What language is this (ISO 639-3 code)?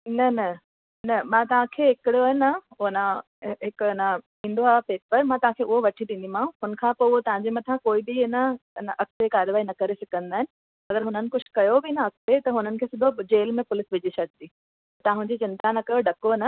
snd